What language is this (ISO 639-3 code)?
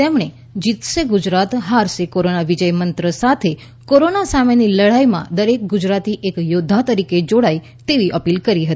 guj